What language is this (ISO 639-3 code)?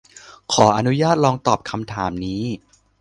tha